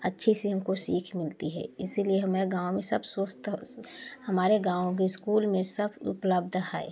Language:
Hindi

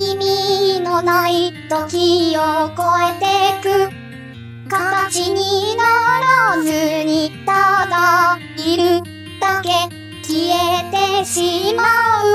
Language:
Japanese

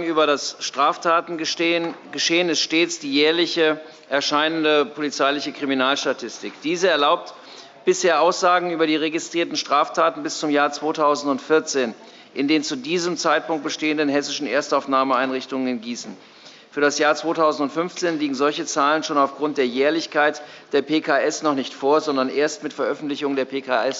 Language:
German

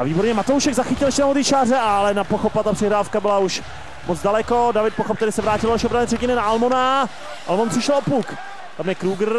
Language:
Czech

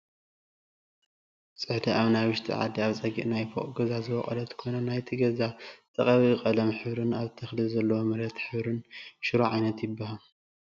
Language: Tigrinya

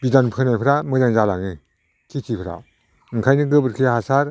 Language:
Bodo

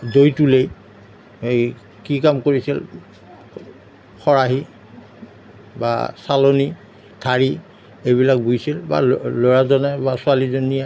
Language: Assamese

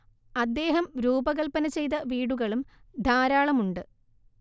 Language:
Malayalam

